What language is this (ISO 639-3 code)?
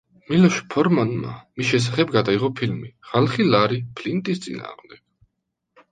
kat